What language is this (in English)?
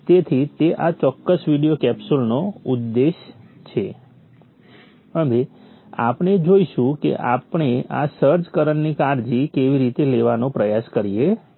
Gujarati